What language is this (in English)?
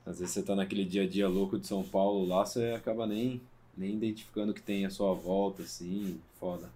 Portuguese